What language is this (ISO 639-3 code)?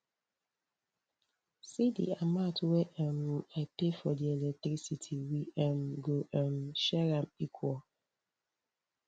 pcm